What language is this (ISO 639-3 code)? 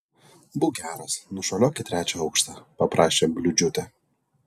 lit